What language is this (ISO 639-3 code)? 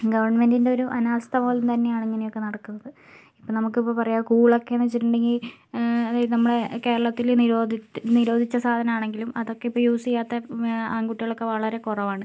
mal